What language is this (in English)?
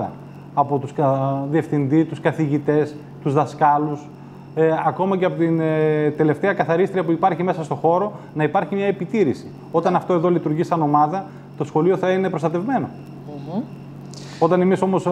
Greek